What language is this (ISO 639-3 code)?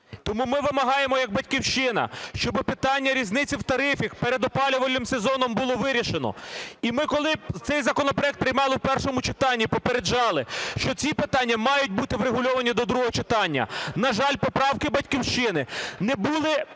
ukr